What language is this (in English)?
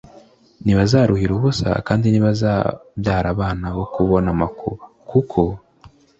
Kinyarwanda